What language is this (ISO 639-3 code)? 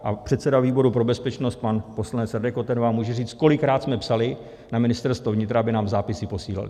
ces